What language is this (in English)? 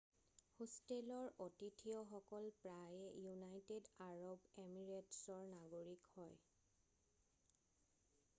Assamese